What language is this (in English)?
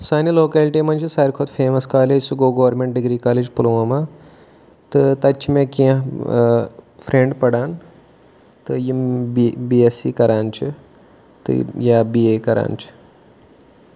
Kashmiri